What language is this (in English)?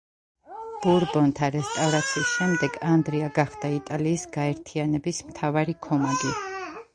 Georgian